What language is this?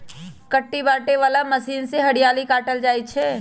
Magahi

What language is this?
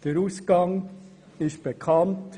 Swiss German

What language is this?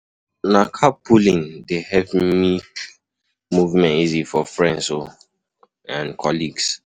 Nigerian Pidgin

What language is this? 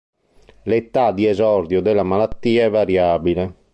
Italian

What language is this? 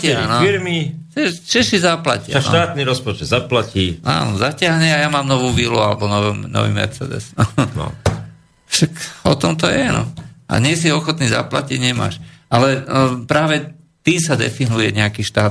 Slovak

